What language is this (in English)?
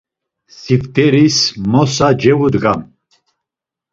Laz